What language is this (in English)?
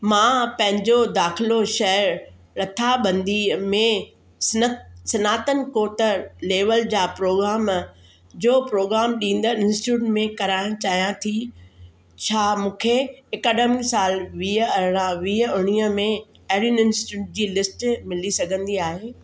Sindhi